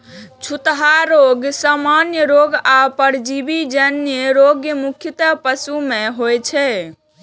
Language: Maithili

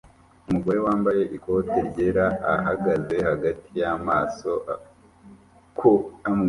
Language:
Kinyarwanda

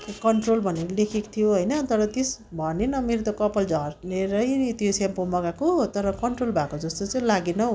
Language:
Nepali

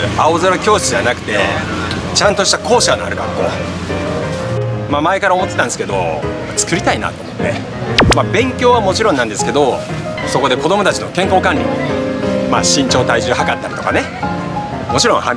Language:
Japanese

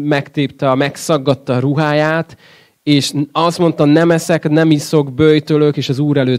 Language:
Hungarian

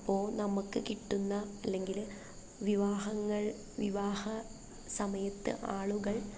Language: Malayalam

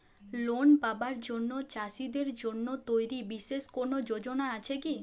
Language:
Bangla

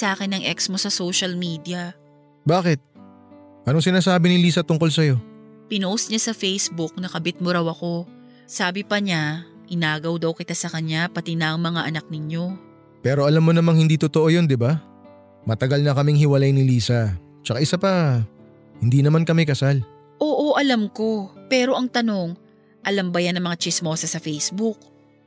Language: Filipino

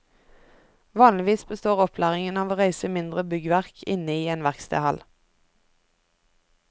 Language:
Norwegian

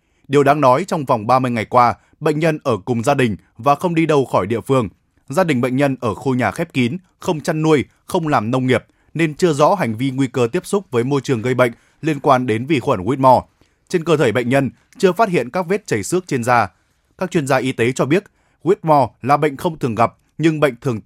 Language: Vietnamese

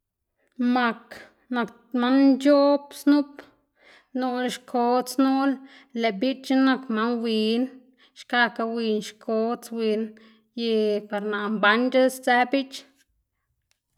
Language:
Xanaguía Zapotec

